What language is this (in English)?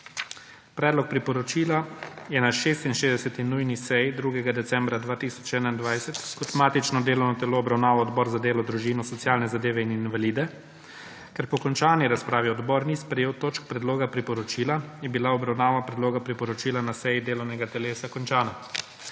Slovenian